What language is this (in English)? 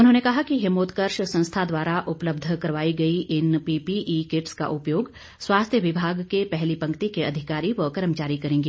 Hindi